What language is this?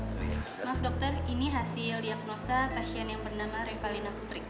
Indonesian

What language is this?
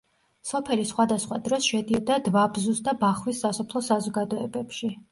Georgian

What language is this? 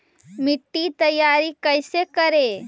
Magahi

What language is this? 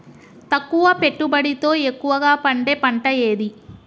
Telugu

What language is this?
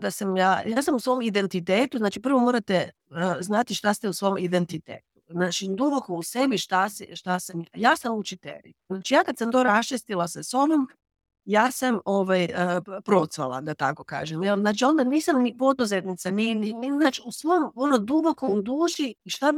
Croatian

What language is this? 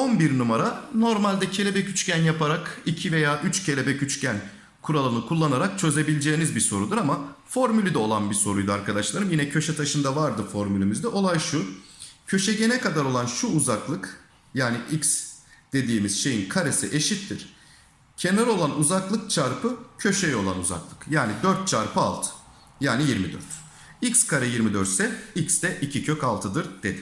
Turkish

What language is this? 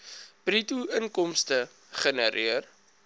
Afrikaans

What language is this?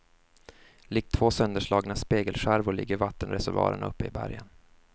Swedish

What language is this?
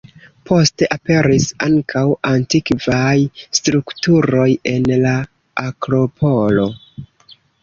Esperanto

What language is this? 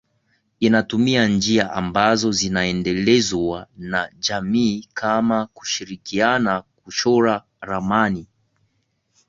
Swahili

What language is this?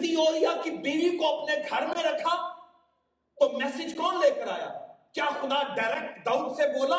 Urdu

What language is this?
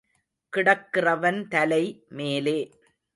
Tamil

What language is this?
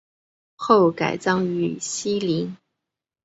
Chinese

